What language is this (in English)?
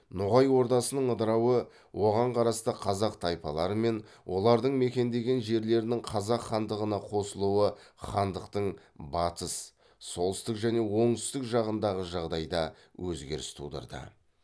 Kazakh